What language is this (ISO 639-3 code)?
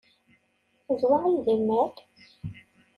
kab